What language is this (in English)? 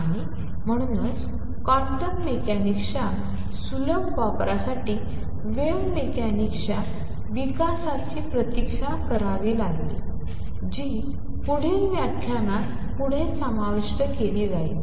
Marathi